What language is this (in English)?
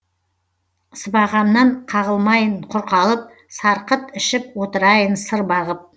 Kazakh